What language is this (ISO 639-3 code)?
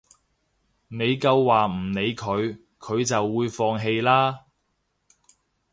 yue